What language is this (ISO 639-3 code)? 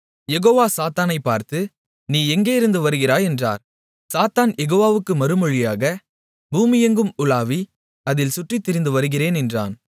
tam